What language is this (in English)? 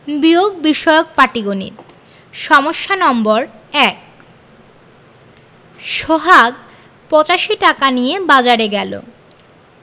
Bangla